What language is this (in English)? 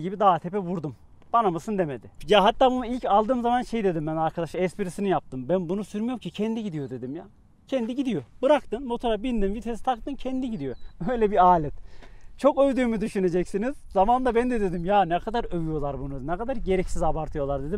Turkish